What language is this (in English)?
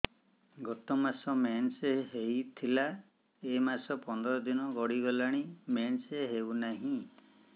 Odia